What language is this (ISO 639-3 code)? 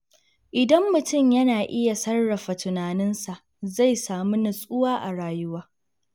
hau